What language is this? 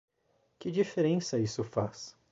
Portuguese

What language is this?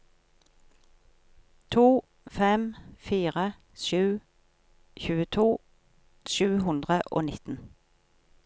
Norwegian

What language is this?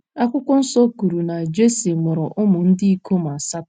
Igbo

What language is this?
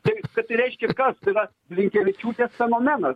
Lithuanian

